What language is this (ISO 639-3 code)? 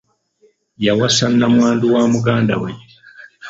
lug